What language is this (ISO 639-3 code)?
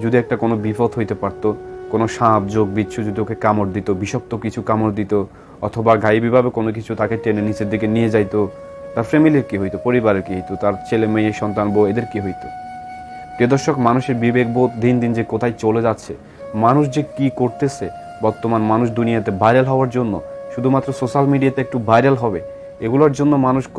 ind